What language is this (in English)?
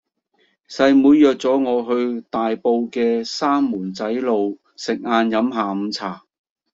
Cantonese